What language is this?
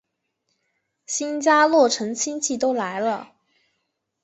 Chinese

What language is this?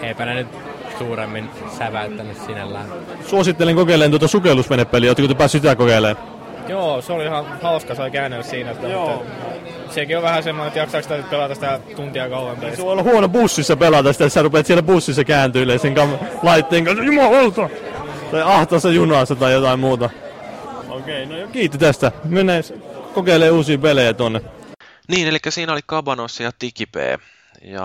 Finnish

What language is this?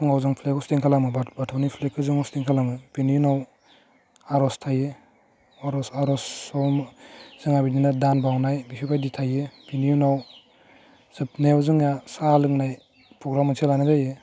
Bodo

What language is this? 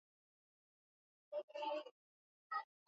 Swahili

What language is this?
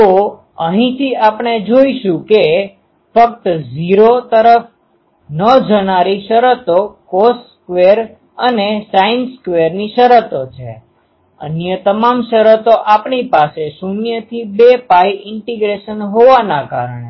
Gujarati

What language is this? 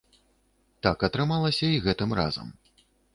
Belarusian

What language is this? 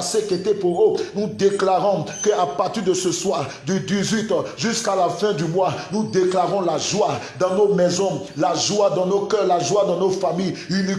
French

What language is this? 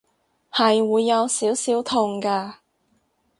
Cantonese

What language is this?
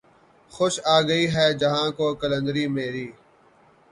Urdu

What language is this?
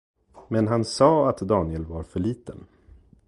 Swedish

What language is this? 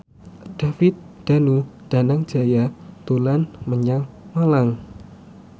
Javanese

